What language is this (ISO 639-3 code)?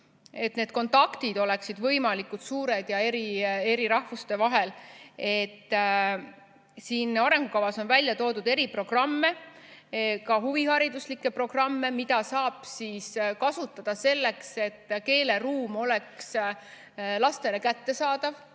est